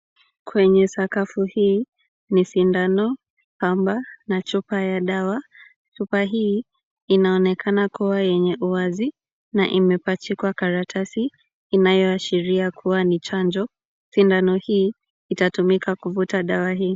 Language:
Swahili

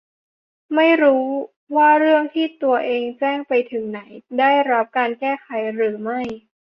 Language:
Thai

